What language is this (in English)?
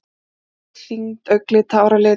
Icelandic